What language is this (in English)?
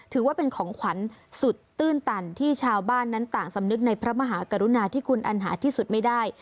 Thai